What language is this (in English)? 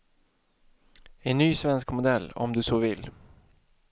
Swedish